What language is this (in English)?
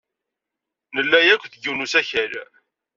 Kabyle